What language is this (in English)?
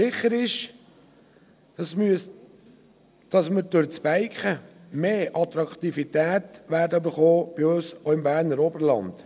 Swiss German